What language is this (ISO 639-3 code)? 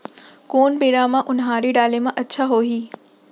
hne